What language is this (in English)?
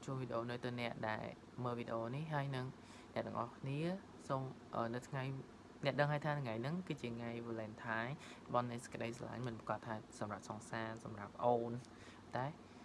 Vietnamese